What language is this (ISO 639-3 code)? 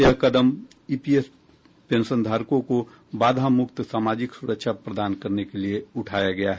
hin